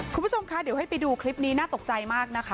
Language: Thai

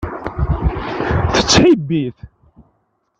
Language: Kabyle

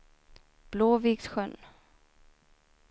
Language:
Swedish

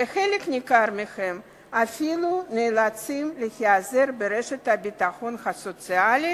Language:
Hebrew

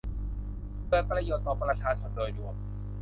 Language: Thai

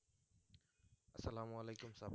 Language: Bangla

